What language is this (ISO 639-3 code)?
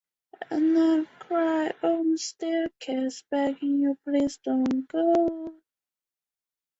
zho